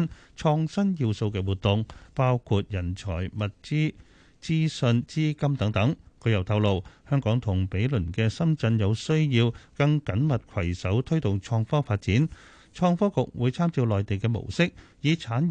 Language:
Chinese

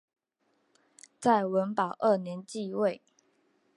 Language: Chinese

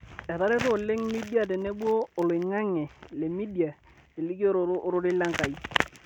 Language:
Masai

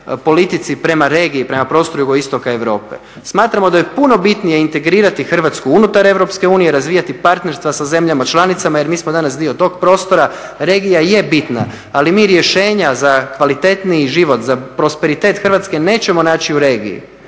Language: Croatian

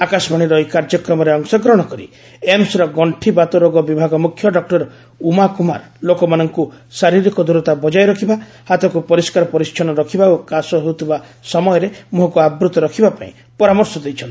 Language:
Odia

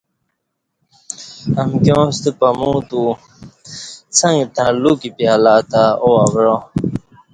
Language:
Kati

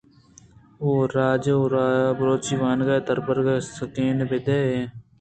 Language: Eastern Balochi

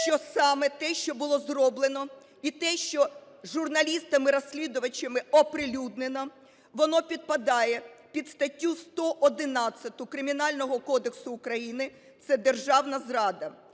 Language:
Ukrainian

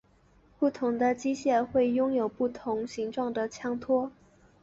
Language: Chinese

